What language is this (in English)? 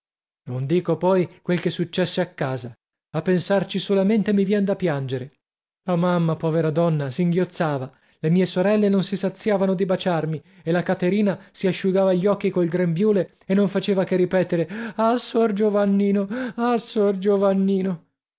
Italian